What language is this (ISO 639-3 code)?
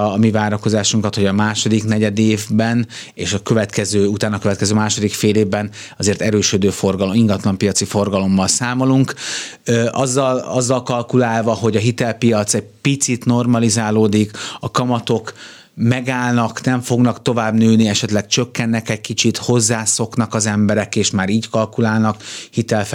hun